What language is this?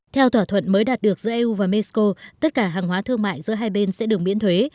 Vietnamese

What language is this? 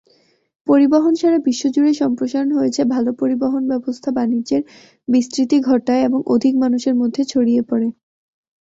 Bangla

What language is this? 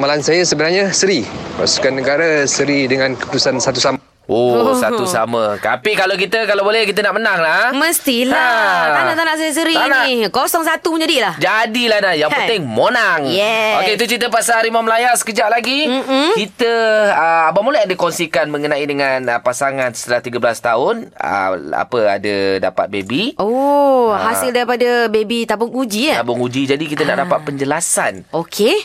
Malay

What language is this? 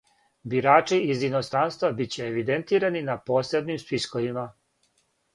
Serbian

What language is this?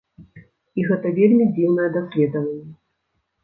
Belarusian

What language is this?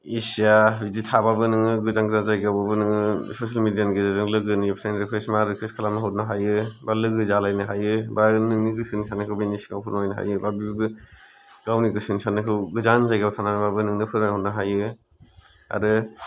Bodo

